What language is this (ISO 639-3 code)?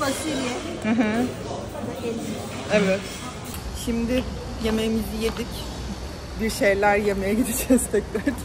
tur